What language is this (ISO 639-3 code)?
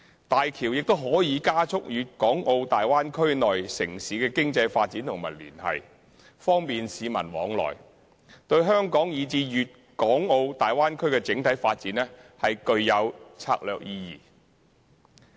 yue